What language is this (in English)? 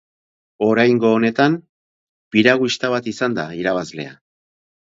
Basque